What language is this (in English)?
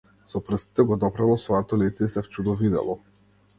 Macedonian